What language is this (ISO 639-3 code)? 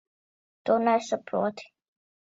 lav